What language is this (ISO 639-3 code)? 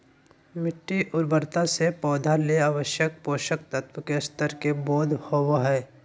mag